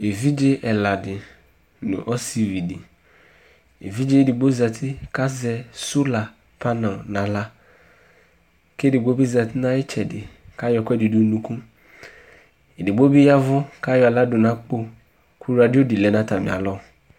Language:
Ikposo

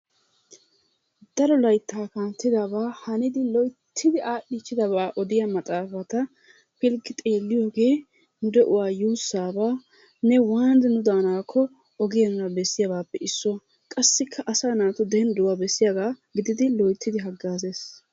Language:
Wolaytta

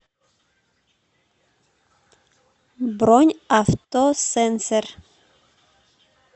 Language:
Russian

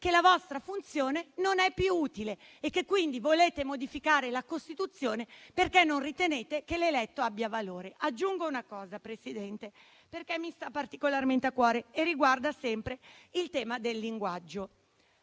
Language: Italian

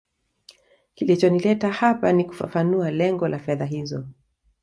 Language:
Swahili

